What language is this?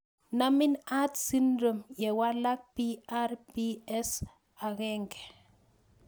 Kalenjin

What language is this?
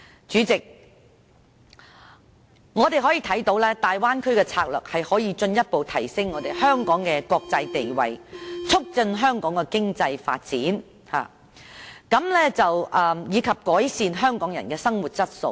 Cantonese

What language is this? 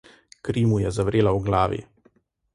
Slovenian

